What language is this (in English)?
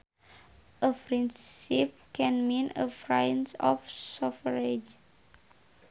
Sundanese